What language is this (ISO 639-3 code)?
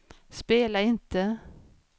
swe